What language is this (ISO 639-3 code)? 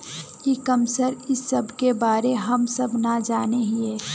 mag